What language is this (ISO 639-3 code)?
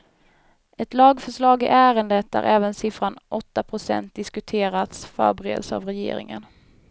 swe